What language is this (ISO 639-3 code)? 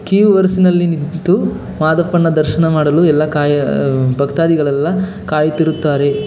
kan